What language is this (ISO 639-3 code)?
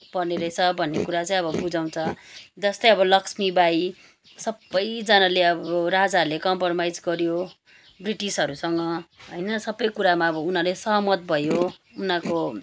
nep